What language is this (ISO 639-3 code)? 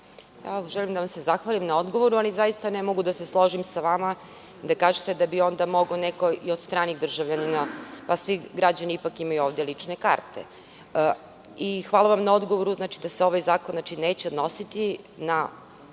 srp